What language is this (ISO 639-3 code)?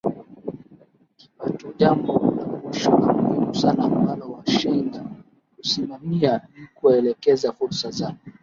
swa